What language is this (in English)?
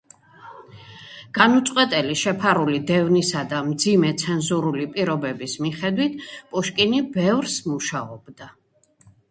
Georgian